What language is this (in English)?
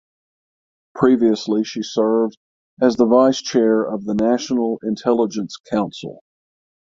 English